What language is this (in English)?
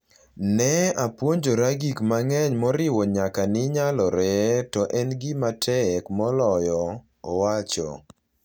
Luo (Kenya and Tanzania)